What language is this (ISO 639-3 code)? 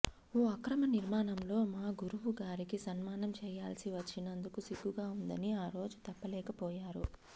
tel